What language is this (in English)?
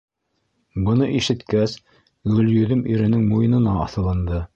Bashkir